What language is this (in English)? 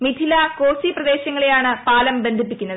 Malayalam